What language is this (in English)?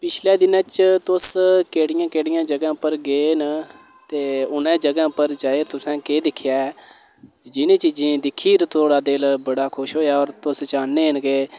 Dogri